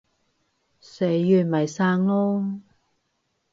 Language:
Cantonese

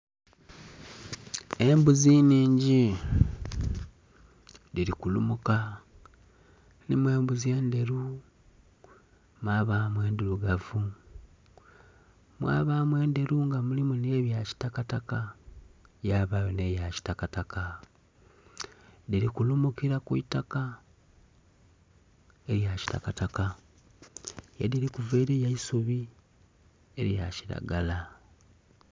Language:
Soga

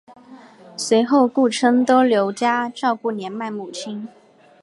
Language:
Chinese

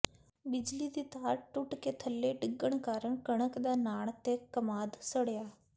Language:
Punjabi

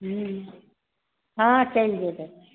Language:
Maithili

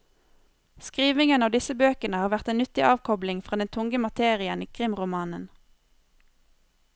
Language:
Norwegian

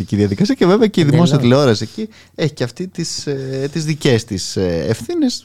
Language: Greek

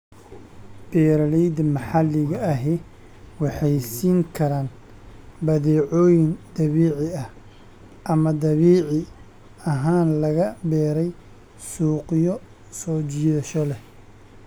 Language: Somali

